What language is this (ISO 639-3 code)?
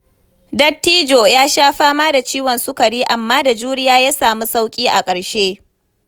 hau